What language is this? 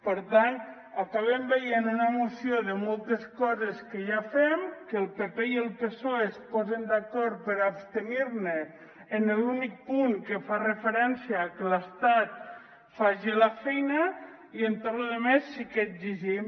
Catalan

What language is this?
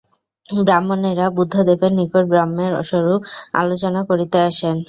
Bangla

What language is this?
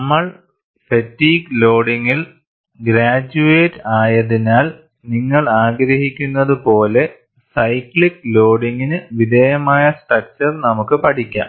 Malayalam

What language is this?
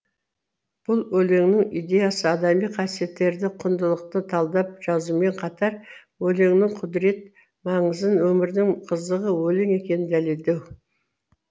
Kazakh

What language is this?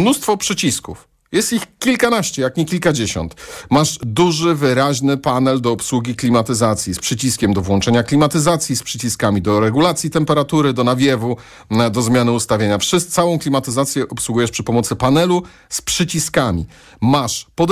Polish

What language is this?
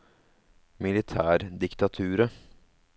Norwegian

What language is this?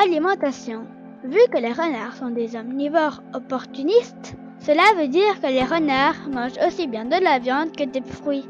French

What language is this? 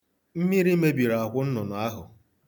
Igbo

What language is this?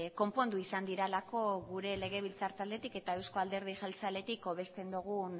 Basque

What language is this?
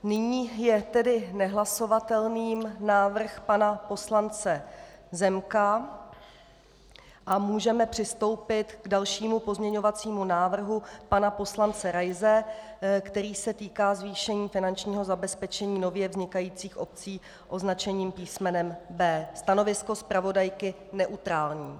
Czech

